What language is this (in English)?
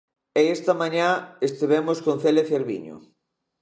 Galician